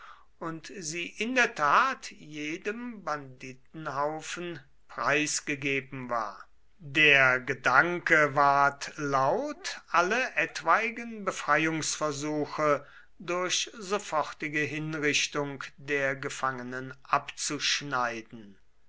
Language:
German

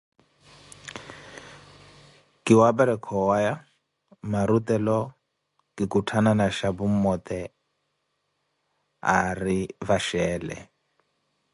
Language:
Koti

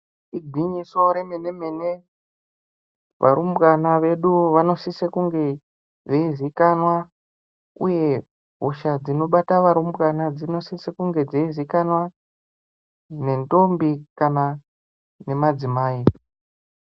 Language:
Ndau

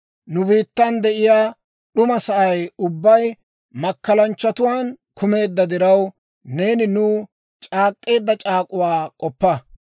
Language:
Dawro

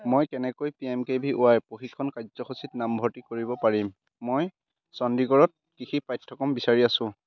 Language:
Assamese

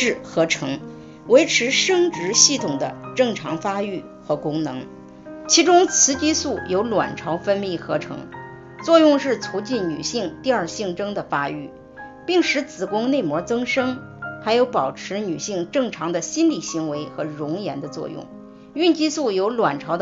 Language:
Chinese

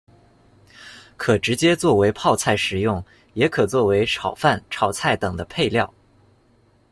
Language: Chinese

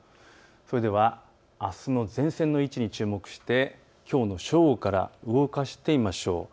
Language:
Japanese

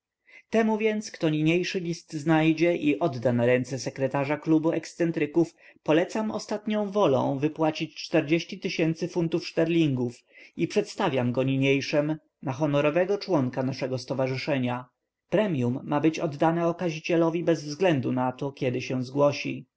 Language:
Polish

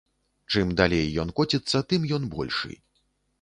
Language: Belarusian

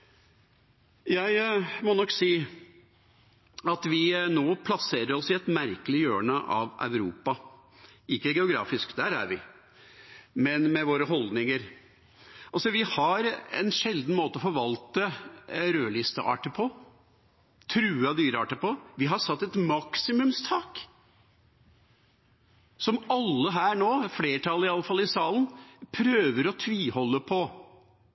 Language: Norwegian Bokmål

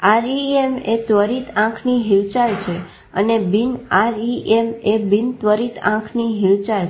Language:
Gujarati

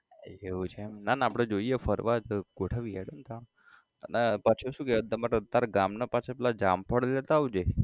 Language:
Gujarati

